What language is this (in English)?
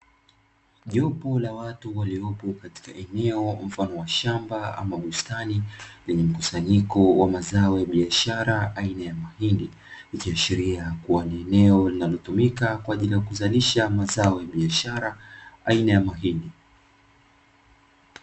Swahili